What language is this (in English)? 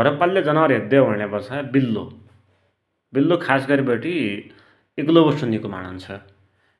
Dotyali